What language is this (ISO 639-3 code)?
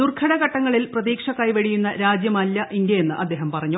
mal